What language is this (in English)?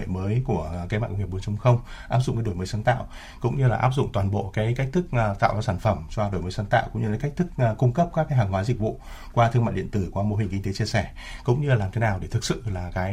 Vietnamese